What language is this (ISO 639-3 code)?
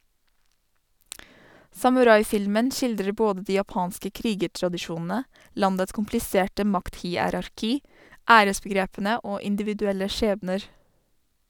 nor